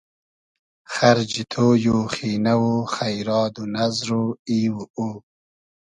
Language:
Hazaragi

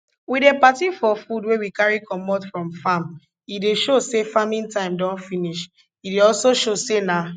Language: Nigerian Pidgin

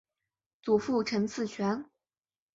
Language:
Chinese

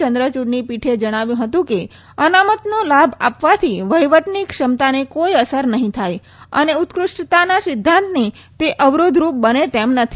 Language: Gujarati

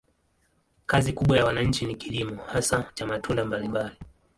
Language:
Swahili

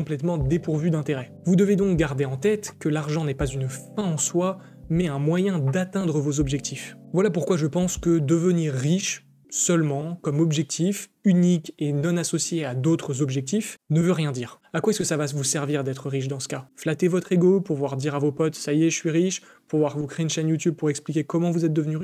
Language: French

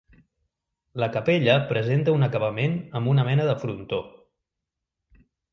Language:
Catalan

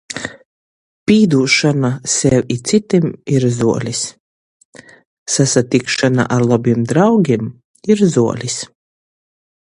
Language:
Latgalian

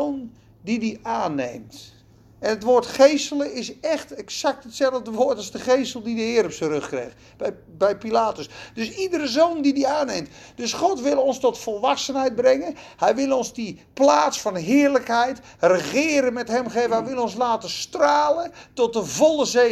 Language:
Dutch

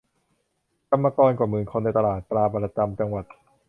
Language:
Thai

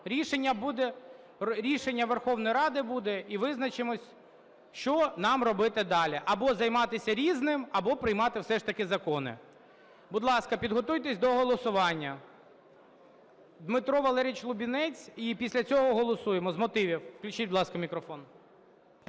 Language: Ukrainian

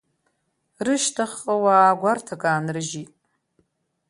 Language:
Abkhazian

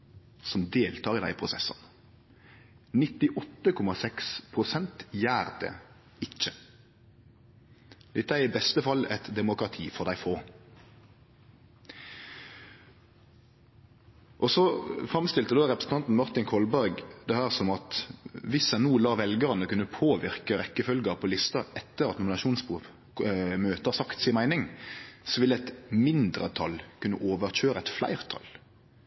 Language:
Norwegian Nynorsk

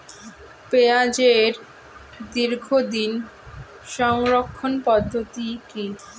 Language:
Bangla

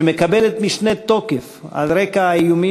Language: Hebrew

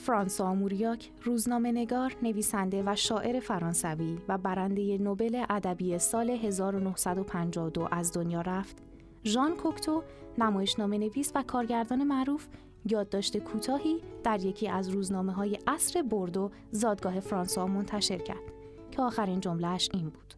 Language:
Persian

